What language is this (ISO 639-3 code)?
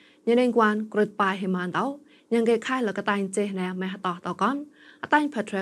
tha